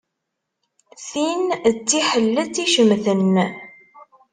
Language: Kabyle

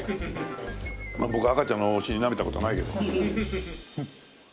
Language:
Japanese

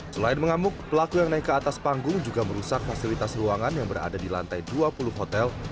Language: Indonesian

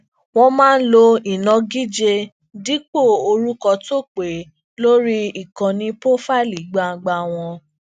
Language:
Yoruba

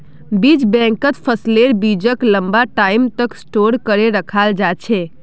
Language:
Magahi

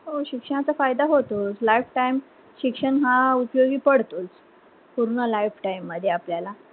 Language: Marathi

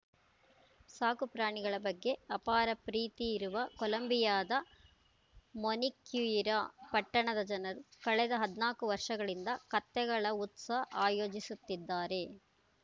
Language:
Kannada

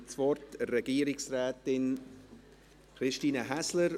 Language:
Swiss German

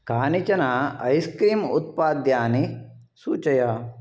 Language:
Sanskrit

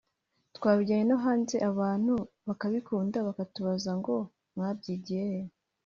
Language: Kinyarwanda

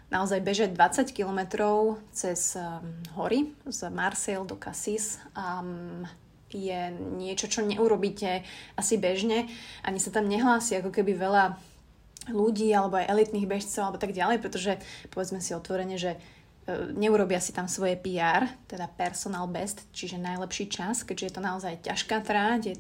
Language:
Slovak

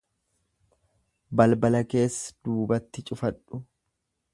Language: Oromo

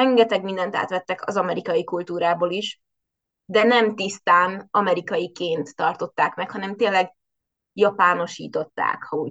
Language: Hungarian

